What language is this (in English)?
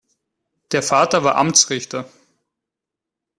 German